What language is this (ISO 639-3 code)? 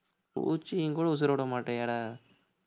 tam